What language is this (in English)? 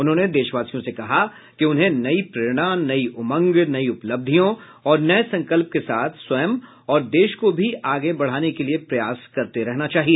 Hindi